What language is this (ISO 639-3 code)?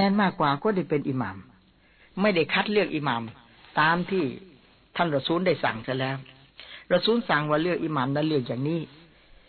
tha